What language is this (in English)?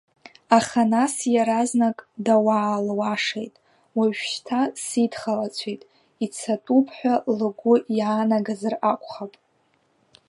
Abkhazian